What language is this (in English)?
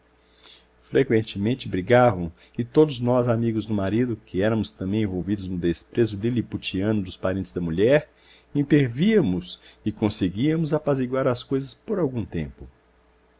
Portuguese